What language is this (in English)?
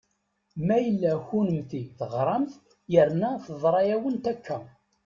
Kabyle